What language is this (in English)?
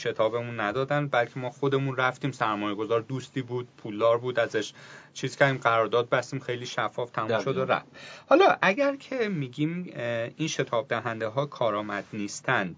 Persian